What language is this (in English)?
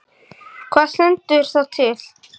Icelandic